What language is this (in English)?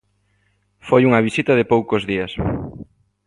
Galician